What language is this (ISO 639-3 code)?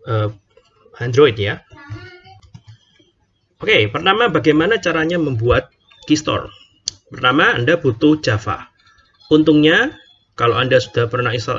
ind